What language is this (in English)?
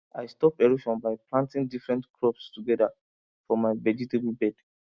Nigerian Pidgin